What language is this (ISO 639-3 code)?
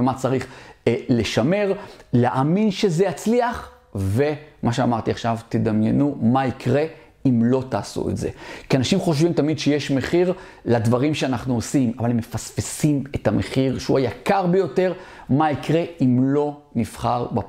heb